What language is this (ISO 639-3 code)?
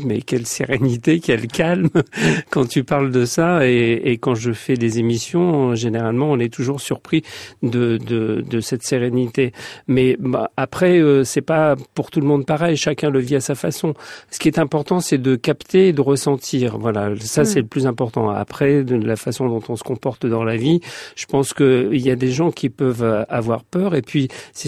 fra